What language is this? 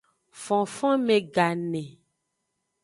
Aja (Benin)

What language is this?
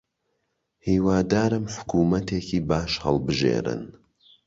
Central Kurdish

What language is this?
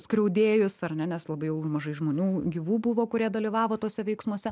Lithuanian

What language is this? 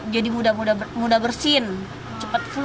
Indonesian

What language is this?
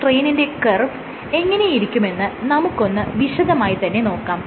Malayalam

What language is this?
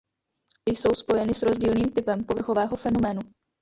Czech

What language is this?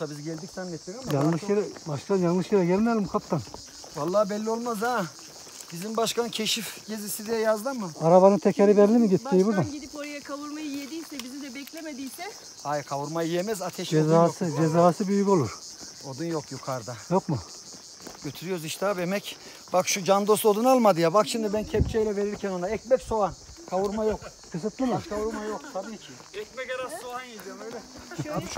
Turkish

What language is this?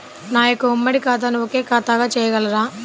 Telugu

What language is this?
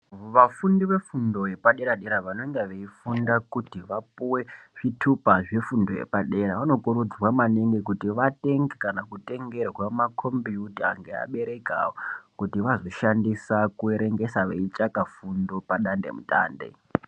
Ndau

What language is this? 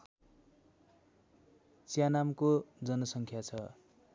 Nepali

